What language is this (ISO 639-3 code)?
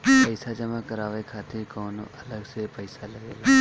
bho